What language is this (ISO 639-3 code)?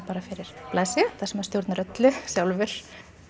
isl